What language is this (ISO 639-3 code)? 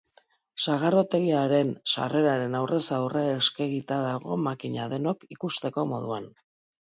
eus